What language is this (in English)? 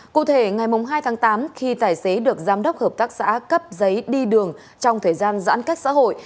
Vietnamese